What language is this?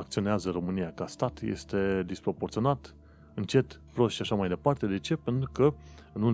Romanian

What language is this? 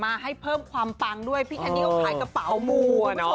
Thai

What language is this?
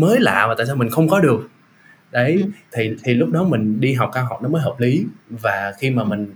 Vietnamese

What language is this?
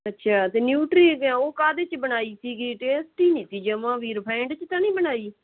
Punjabi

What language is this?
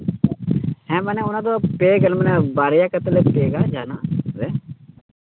Santali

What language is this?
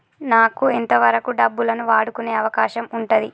Telugu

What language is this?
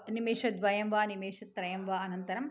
Sanskrit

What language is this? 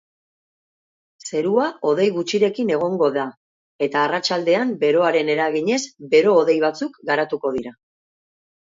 Basque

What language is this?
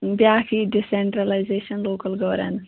Kashmiri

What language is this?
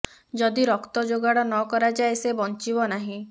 Odia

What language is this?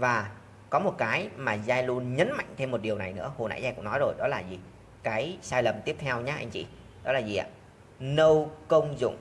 Vietnamese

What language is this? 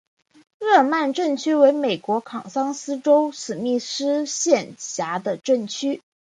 Chinese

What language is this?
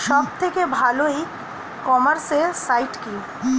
Bangla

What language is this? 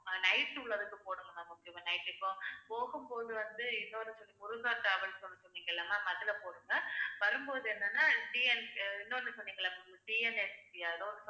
Tamil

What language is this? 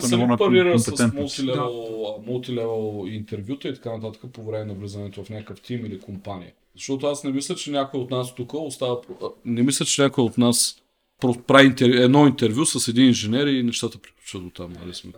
Bulgarian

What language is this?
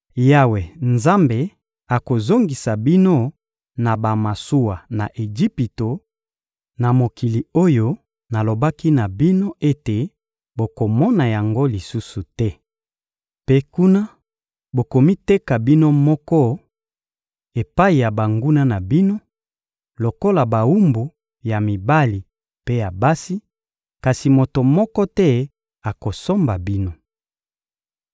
Lingala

